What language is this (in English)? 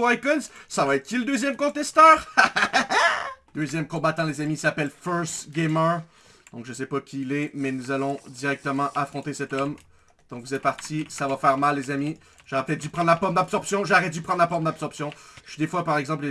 French